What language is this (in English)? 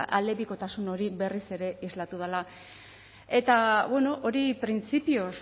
Basque